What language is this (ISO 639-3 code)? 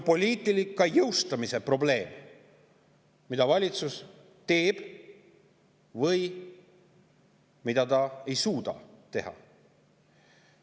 est